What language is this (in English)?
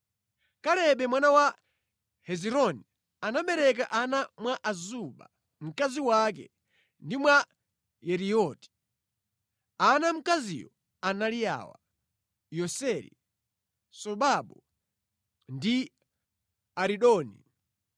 Nyanja